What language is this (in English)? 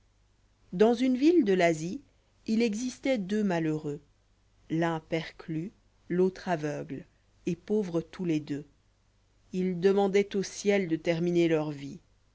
French